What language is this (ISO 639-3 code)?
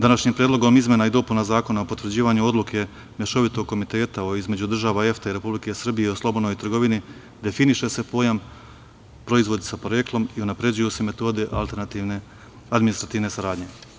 srp